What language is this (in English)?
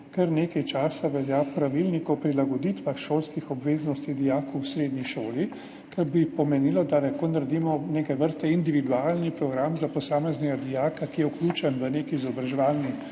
Slovenian